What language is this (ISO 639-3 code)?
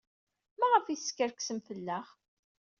kab